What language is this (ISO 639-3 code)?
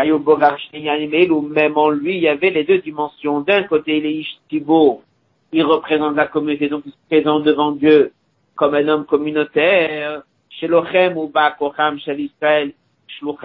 fra